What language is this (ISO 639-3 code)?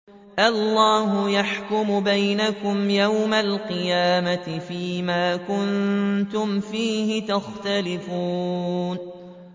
ara